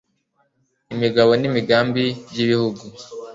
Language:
Kinyarwanda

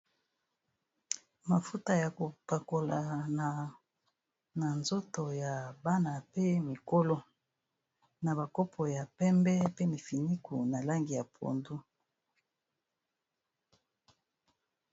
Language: Lingala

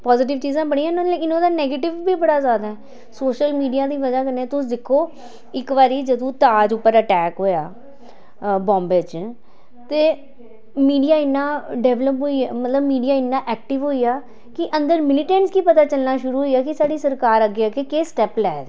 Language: Dogri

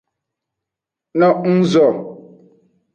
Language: Aja (Benin)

